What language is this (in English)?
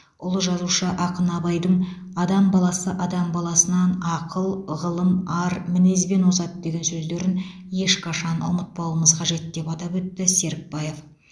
Kazakh